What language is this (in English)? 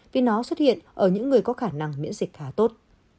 Vietnamese